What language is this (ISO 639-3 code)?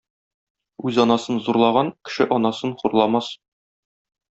tat